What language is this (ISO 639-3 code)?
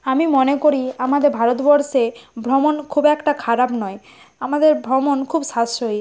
ben